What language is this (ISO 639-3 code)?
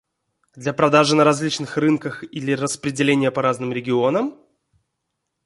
rus